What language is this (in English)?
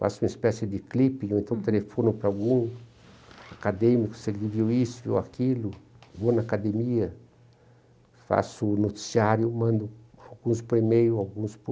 Portuguese